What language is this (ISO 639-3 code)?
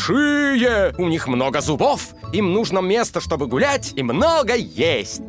rus